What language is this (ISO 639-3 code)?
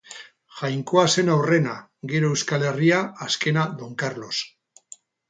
eus